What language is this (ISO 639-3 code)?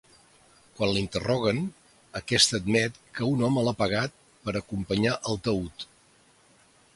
cat